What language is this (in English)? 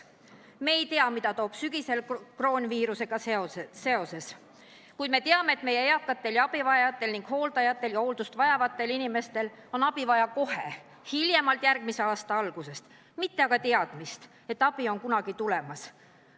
Estonian